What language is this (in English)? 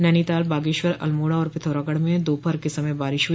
Hindi